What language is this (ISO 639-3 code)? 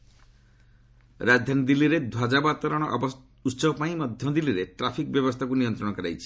ori